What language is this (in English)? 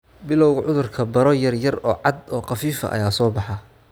Somali